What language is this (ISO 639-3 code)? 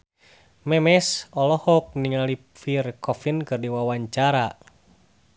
sun